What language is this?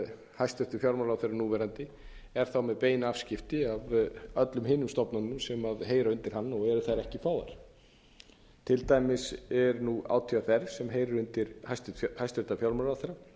Icelandic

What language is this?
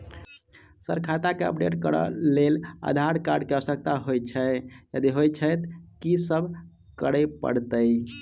Maithili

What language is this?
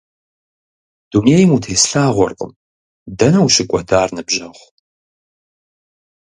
Kabardian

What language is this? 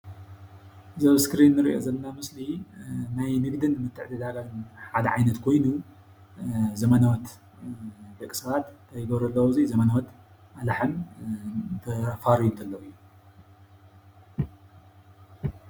Tigrinya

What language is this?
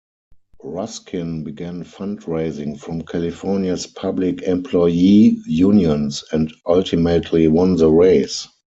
English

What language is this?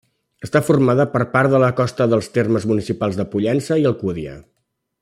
Catalan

